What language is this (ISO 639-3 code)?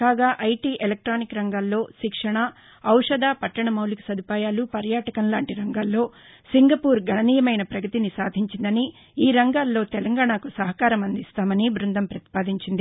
tel